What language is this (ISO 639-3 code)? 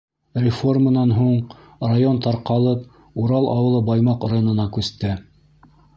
bak